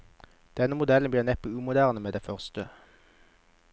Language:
Norwegian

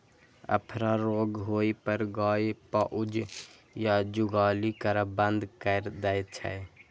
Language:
Maithili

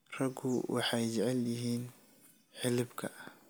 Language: Somali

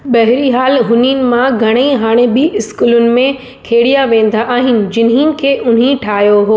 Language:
Sindhi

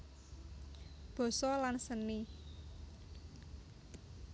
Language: Javanese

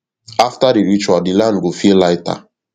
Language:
Nigerian Pidgin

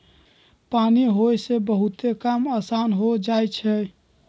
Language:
Magahi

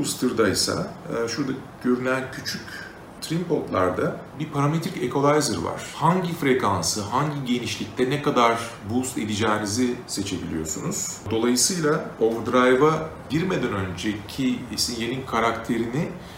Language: Turkish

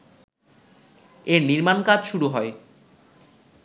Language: Bangla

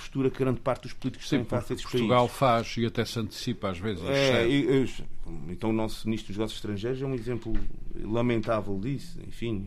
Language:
Portuguese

